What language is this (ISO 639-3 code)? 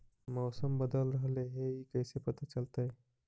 mag